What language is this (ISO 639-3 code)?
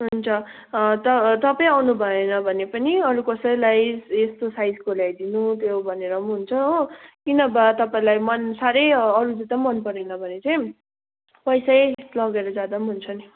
nep